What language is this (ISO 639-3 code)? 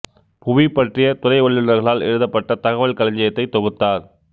tam